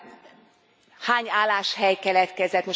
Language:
Hungarian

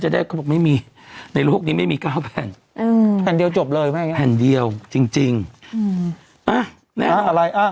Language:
Thai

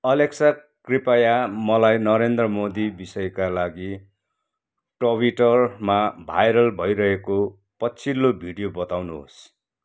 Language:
Nepali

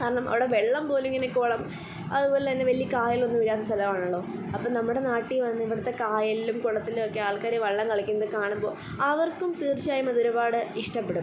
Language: Malayalam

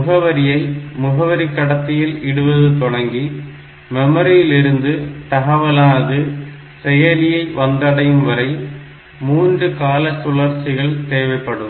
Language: Tamil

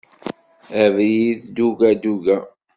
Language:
Kabyle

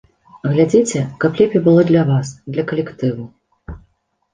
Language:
Belarusian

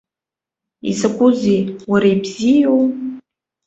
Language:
Abkhazian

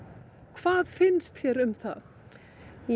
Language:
Icelandic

